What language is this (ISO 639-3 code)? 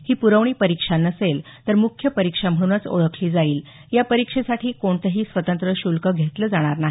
mar